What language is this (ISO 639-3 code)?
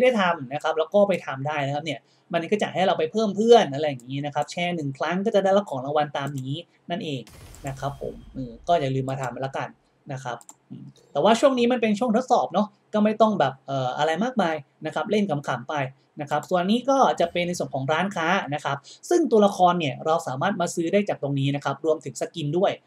tha